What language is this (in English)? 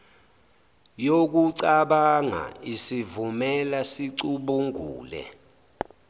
Zulu